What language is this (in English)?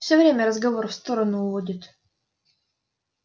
Russian